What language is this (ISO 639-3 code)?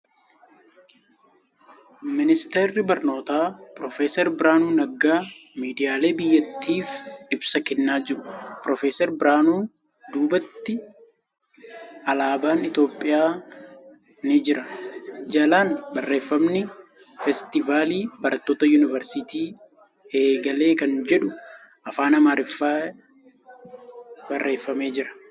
orm